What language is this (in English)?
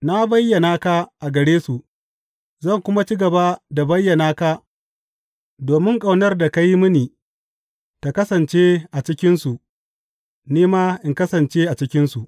Hausa